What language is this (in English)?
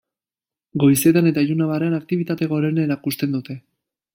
Basque